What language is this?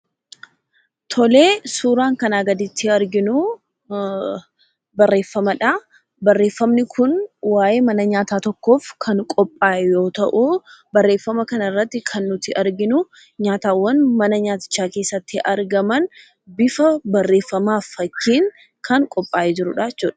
Oromo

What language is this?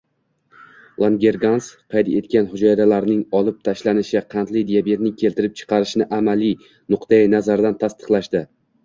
Uzbek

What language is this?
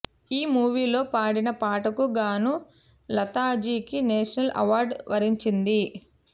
Telugu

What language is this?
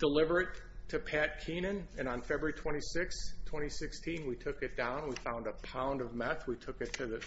English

